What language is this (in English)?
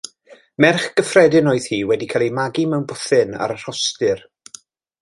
Welsh